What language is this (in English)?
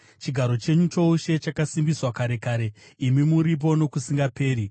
Shona